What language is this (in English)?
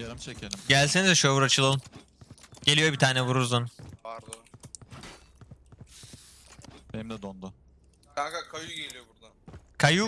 Turkish